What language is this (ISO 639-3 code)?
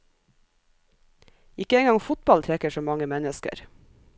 nor